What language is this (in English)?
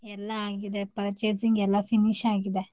Kannada